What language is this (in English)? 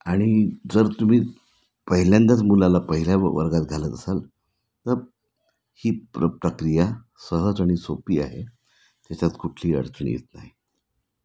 Marathi